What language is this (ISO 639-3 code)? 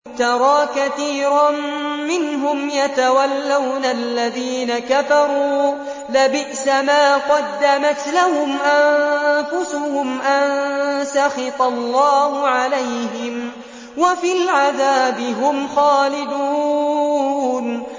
ara